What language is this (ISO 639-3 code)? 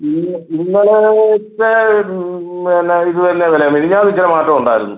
mal